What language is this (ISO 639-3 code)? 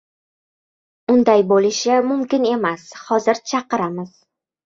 uzb